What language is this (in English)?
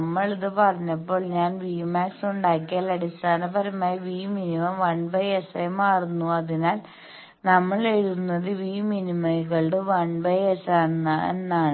Malayalam